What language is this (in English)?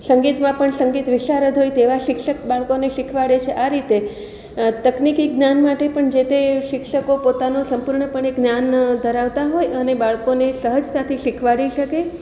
Gujarati